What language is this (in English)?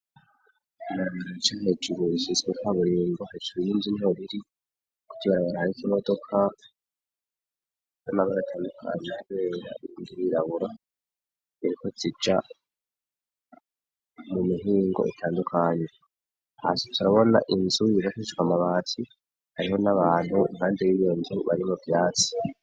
Rundi